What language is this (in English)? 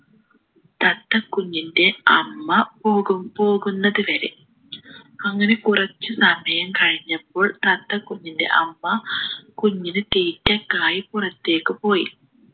Malayalam